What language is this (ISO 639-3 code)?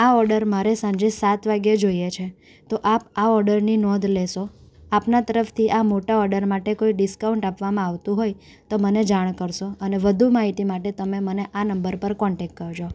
guj